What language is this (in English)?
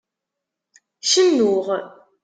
Kabyle